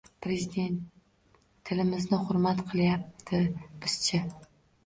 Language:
Uzbek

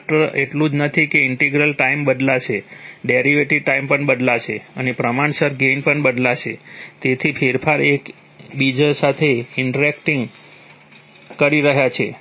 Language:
Gujarati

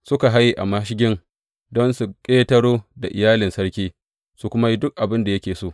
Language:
Hausa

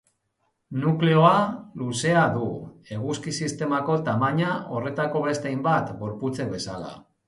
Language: Basque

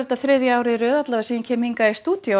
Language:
Icelandic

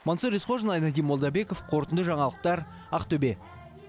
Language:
Kazakh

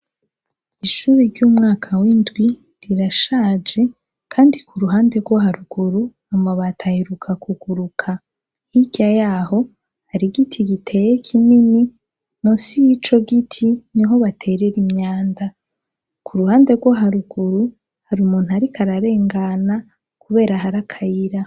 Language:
Rundi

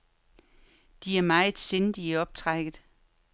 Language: Danish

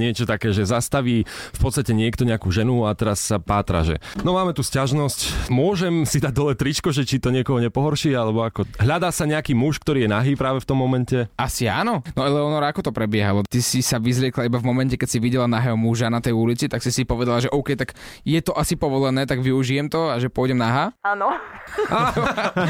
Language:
Slovak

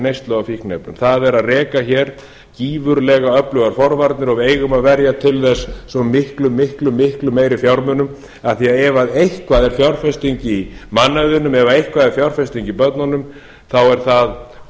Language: Icelandic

